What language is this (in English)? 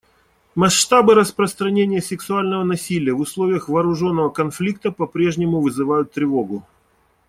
Russian